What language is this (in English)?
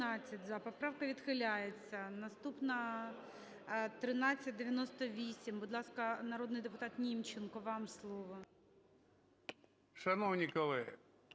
Ukrainian